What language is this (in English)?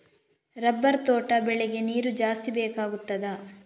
Kannada